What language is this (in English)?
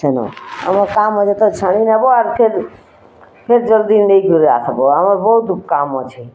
Odia